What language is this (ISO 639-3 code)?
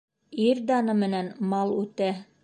bak